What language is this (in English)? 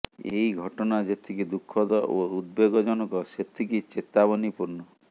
Odia